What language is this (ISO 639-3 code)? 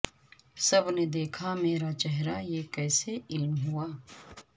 urd